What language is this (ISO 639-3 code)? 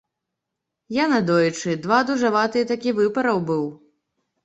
bel